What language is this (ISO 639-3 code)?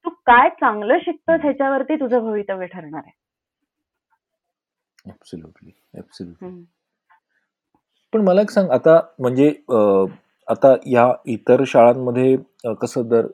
mar